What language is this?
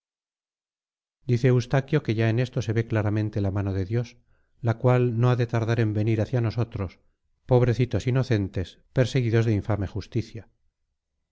Spanish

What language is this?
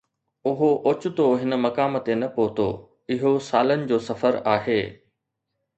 Sindhi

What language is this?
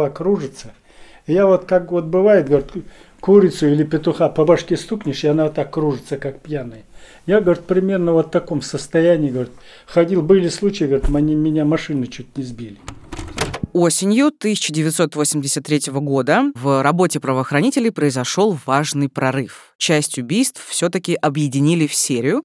Russian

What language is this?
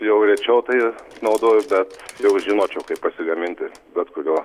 Lithuanian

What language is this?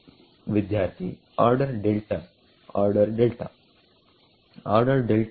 Kannada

